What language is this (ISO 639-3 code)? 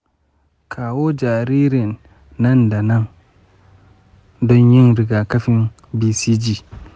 hau